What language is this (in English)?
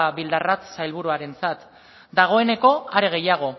Basque